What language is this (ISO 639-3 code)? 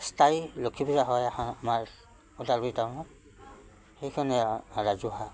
asm